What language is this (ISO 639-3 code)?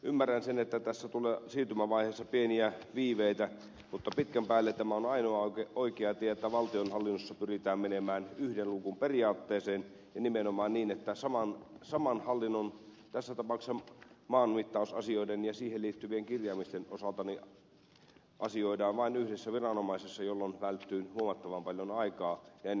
fin